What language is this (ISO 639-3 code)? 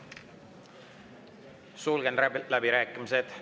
est